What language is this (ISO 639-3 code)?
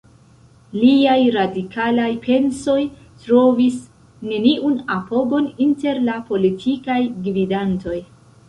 epo